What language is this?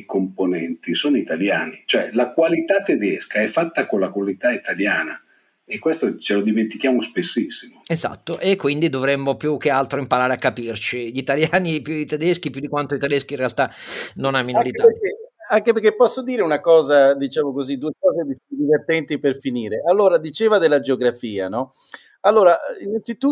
Italian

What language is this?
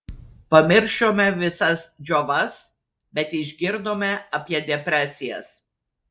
Lithuanian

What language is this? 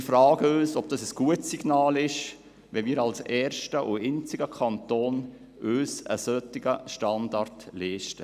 Swiss German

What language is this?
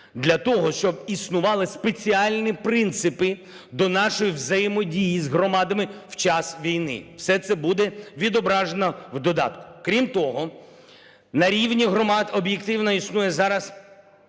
Ukrainian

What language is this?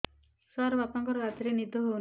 Odia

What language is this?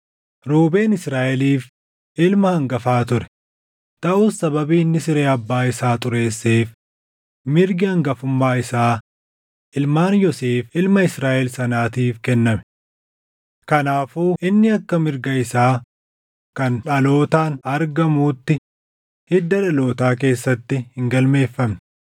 Oromo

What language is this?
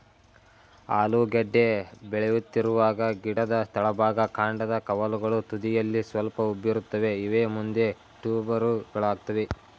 Kannada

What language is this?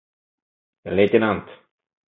Mari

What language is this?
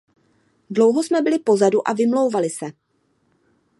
Czech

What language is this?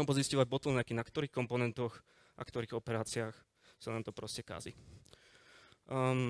Slovak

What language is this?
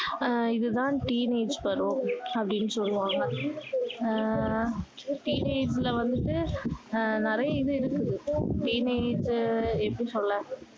Tamil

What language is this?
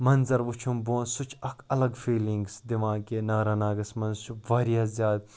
Kashmiri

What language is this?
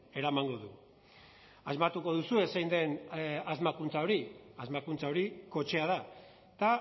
Basque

